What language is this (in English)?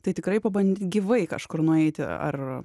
Lithuanian